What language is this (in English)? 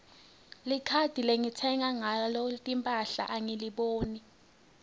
Swati